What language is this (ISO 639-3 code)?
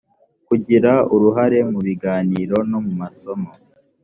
kin